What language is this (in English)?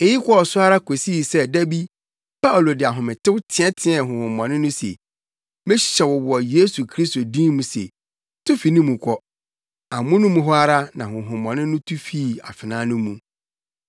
Akan